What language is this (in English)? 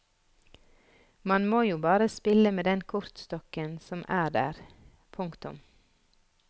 Norwegian